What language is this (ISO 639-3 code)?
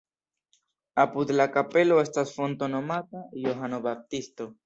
epo